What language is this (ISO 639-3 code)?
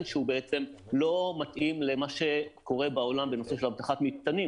heb